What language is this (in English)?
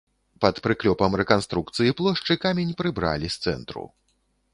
Belarusian